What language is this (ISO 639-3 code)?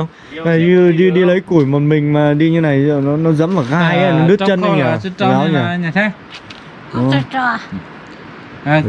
vie